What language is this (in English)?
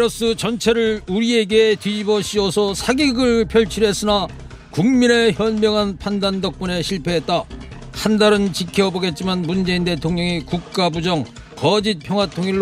Korean